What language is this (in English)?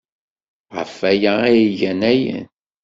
Kabyle